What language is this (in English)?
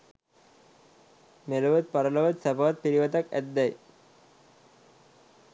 Sinhala